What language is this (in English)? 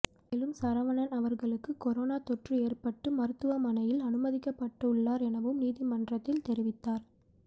Tamil